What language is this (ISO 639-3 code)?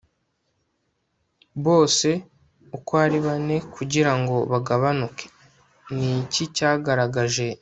kin